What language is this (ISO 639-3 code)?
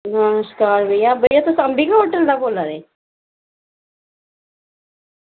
doi